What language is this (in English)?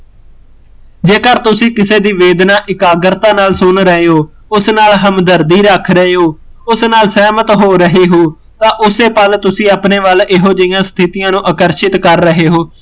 Punjabi